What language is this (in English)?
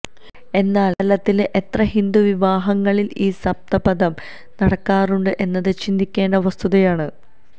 Malayalam